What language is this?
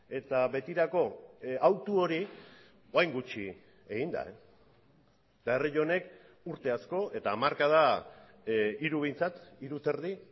Basque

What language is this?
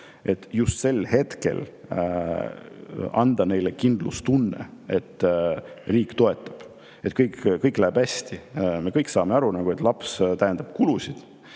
Estonian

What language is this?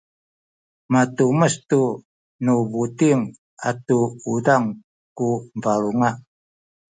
Sakizaya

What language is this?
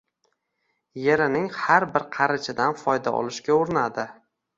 Uzbek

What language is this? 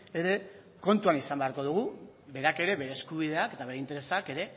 Basque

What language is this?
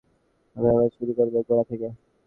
Bangla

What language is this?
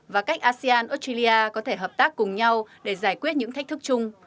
Vietnamese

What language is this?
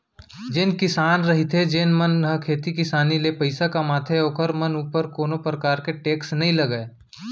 Chhattisgarhi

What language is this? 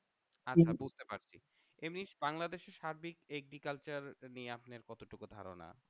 Bangla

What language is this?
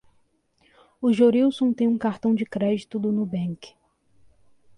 Portuguese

